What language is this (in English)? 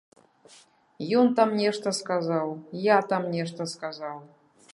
Belarusian